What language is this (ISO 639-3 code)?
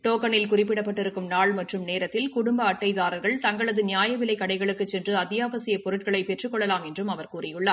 tam